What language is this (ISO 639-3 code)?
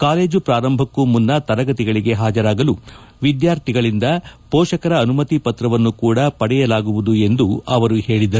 kan